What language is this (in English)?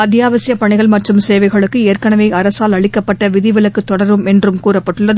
Tamil